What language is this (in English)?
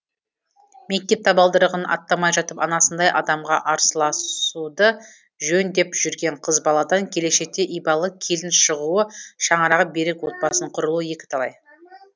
Kazakh